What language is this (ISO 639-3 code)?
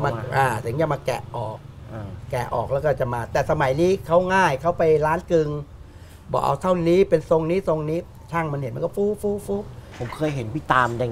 tha